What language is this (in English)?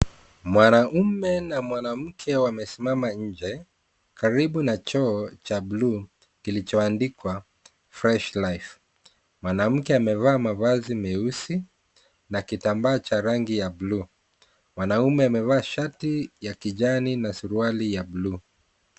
Swahili